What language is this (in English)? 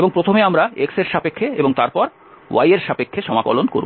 Bangla